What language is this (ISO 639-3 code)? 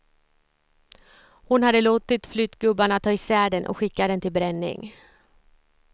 swe